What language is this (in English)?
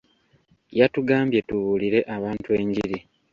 Ganda